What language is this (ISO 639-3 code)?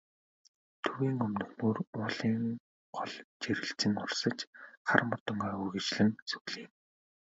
mon